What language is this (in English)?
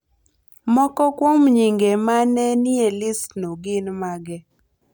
Luo (Kenya and Tanzania)